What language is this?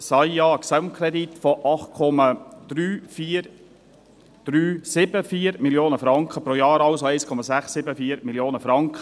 Swiss German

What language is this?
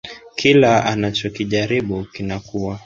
Swahili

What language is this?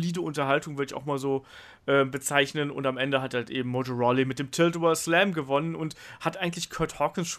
German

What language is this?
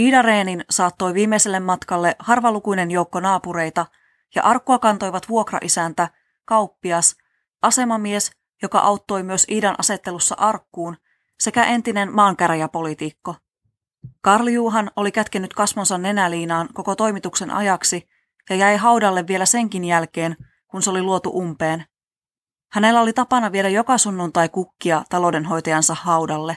Finnish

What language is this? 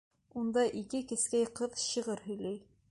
Bashkir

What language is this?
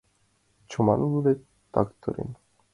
Mari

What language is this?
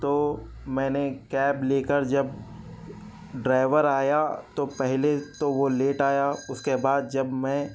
Urdu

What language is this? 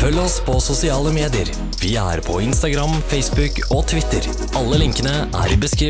Norwegian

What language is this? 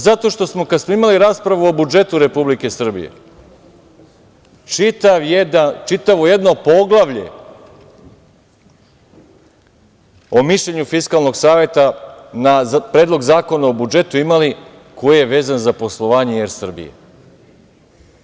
Serbian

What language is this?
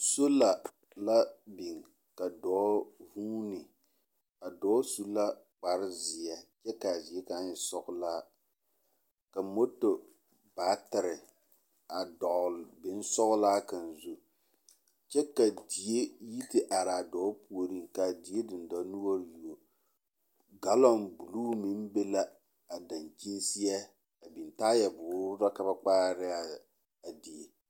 Southern Dagaare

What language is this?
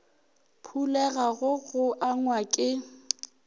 Northern Sotho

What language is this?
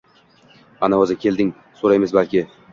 Uzbek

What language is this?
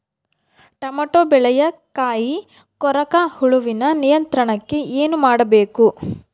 Kannada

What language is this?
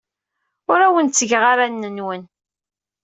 Kabyle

